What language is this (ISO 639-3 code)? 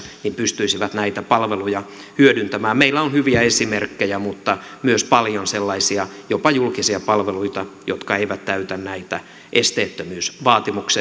fin